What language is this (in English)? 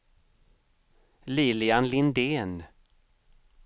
Swedish